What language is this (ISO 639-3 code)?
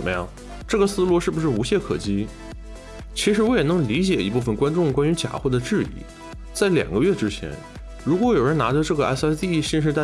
zho